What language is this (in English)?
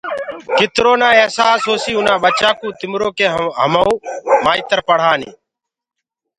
Gurgula